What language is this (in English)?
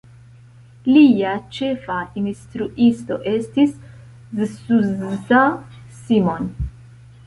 Esperanto